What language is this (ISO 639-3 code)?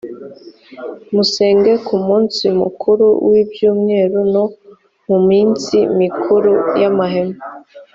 kin